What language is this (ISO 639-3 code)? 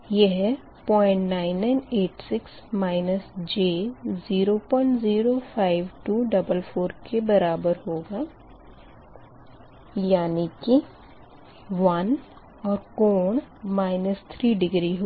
hin